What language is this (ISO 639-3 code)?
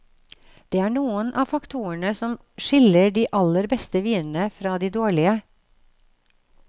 nor